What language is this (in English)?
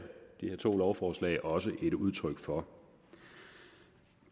Danish